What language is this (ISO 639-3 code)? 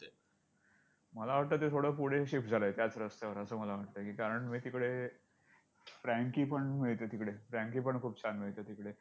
mar